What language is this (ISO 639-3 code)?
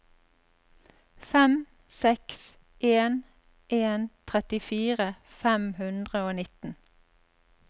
nor